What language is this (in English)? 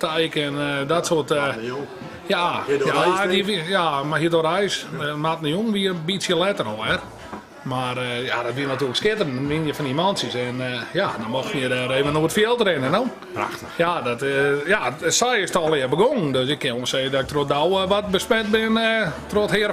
Dutch